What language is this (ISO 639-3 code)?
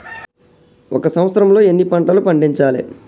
tel